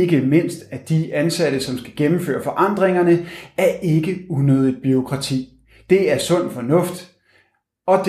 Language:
Danish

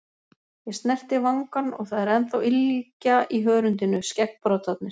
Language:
Icelandic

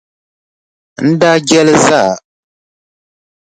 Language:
Dagbani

